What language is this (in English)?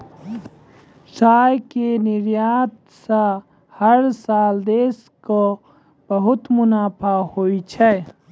Maithili